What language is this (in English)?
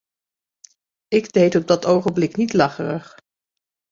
Dutch